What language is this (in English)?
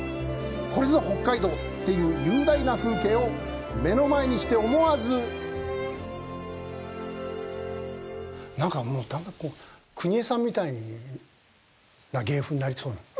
Japanese